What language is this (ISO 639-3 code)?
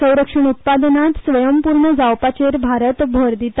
kok